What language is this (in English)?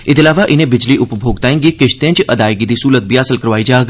Dogri